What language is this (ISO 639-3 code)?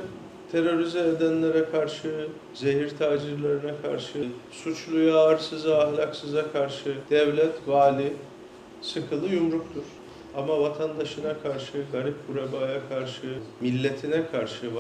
tur